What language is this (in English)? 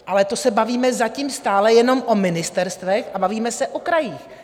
Czech